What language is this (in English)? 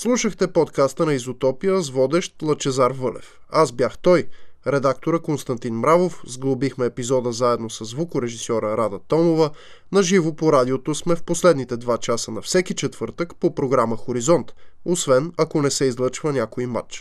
Bulgarian